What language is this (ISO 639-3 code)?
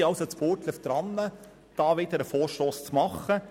gsw